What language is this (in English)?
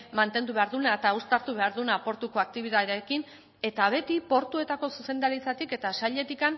Basque